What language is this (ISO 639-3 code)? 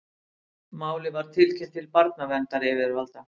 isl